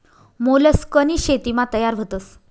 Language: Marathi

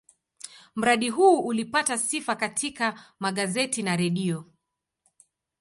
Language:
Swahili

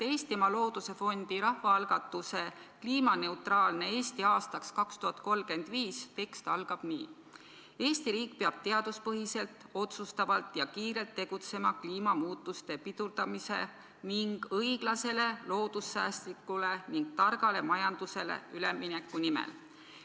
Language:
Estonian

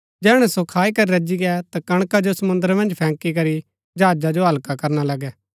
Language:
Gaddi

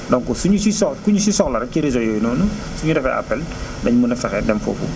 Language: Wolof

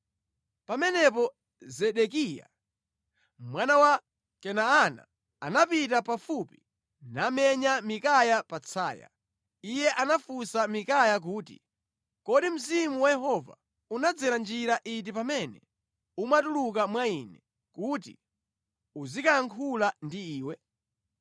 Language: Nyanja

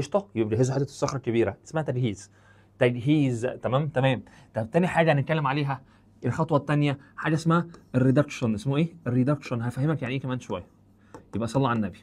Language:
Arabic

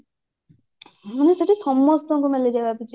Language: Odia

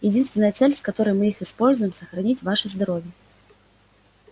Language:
Russian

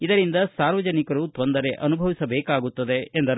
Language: Kannada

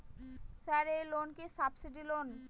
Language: Bangla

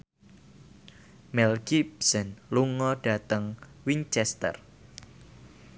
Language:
Javanese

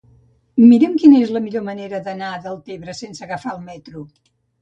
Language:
Catalan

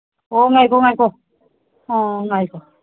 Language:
Manipuri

